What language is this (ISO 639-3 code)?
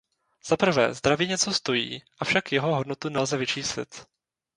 ces